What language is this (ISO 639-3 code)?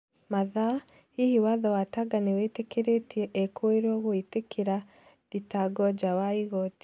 kik